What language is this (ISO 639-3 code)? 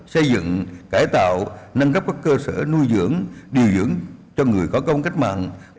vie